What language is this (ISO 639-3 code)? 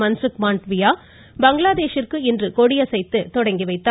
tam